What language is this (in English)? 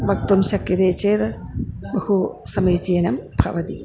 Sanskrit